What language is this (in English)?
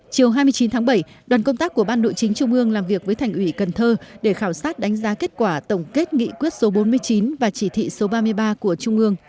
Vietnamese